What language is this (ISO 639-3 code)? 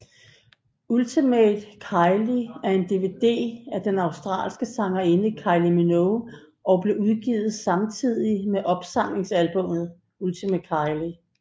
dan